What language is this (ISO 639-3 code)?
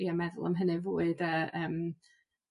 cym